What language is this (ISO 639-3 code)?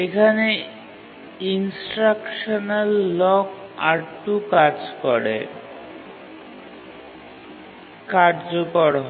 ben